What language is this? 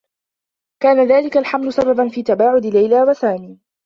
Arabic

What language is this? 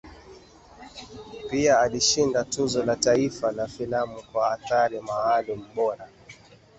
Swahili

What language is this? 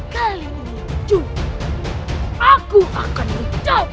Indonesian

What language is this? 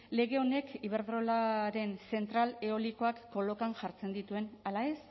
Basque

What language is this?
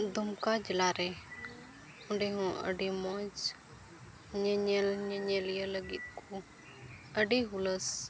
Santali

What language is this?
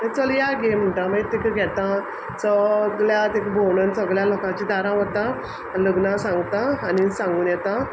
Konkani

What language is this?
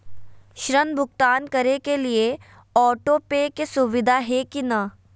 Magahi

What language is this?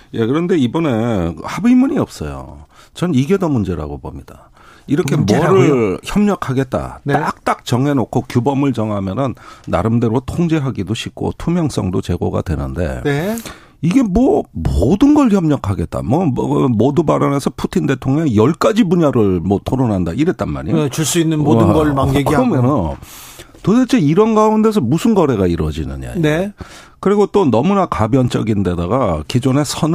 Korean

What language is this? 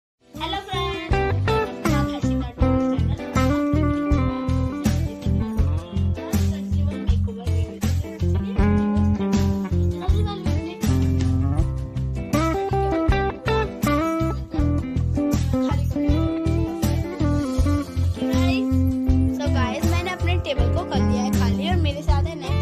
Thai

